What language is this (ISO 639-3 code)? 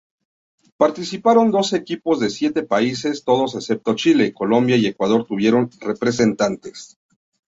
spa